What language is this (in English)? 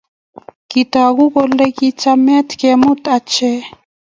Kalenjin